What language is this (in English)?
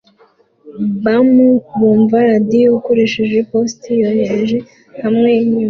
Kinyarwanda